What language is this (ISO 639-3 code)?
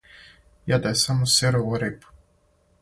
srp